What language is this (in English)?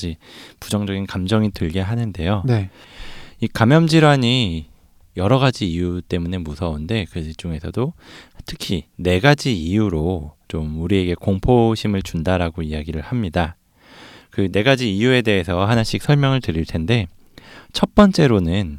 Korean